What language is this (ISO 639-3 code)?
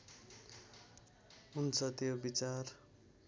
nep